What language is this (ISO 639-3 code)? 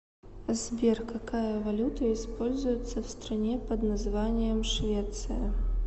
rus